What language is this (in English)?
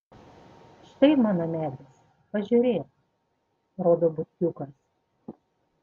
Lithuanian